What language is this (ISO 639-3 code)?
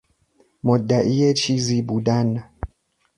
fas